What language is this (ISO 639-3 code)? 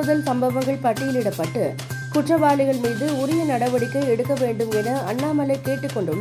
tam